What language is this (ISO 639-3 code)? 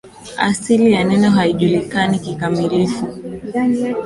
swa